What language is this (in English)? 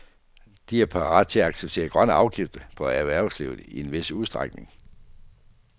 Danish